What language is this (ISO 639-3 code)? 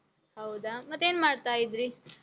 kan